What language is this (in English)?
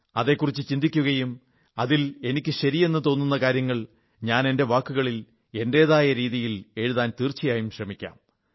Malayalam